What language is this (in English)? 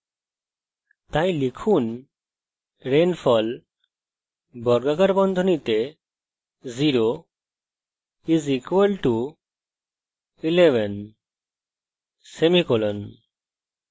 Bangla